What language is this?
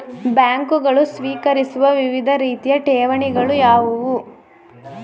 Kannada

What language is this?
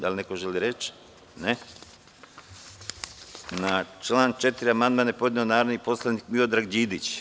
Serbian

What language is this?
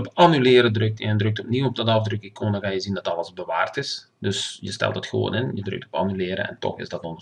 Dutch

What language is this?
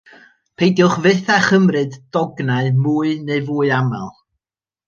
Welsh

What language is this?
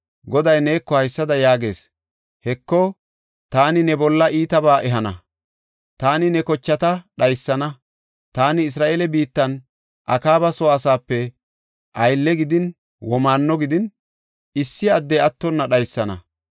Gofa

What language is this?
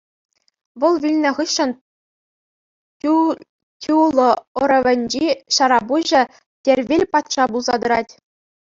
Chuvash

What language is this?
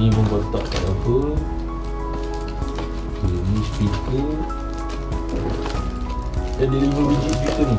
Malay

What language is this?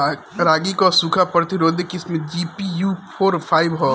Bhojpuri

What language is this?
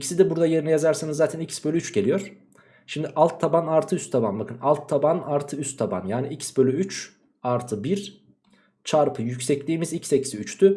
Turkish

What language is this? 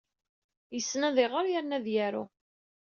Kabyle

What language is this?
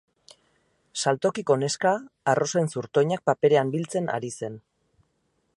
Basque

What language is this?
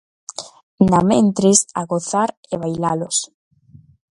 Galician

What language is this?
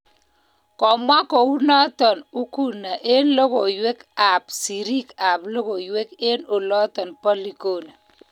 Kalenjin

